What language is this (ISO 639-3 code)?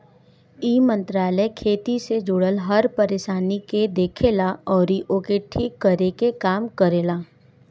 bho